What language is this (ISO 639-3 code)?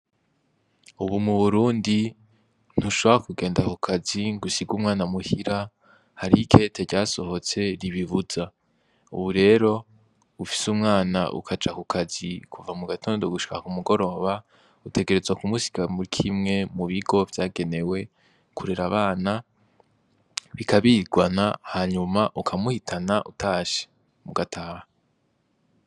run